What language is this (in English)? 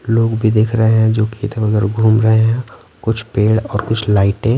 Hindi